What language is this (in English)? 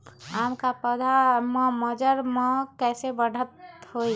Magahi